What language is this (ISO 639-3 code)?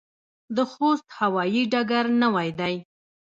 pus